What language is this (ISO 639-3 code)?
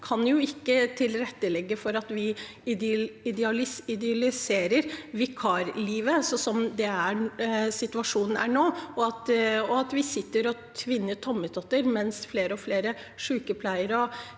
nor